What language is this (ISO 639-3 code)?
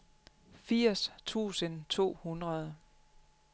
dan